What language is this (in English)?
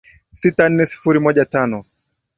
Swahili